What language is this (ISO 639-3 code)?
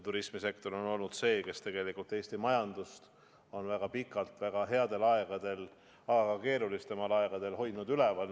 est